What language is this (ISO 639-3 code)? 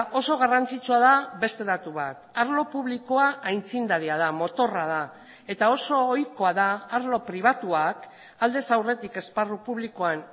eus